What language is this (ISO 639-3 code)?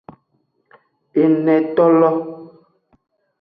ajg